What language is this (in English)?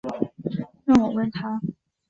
Chinese